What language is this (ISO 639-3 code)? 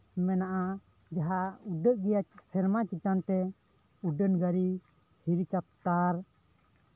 sat